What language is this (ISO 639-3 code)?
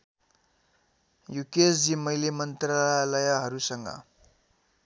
nep